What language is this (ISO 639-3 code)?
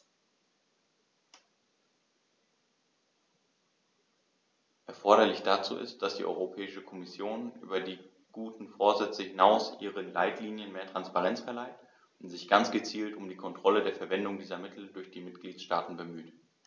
deu